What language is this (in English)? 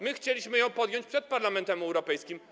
Polish